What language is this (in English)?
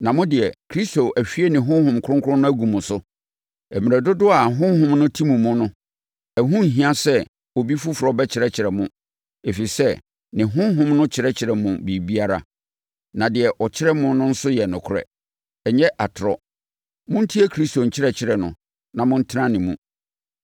Akan